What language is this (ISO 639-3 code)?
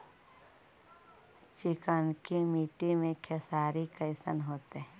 mag